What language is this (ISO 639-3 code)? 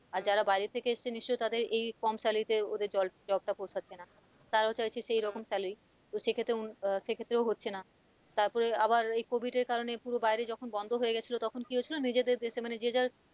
ben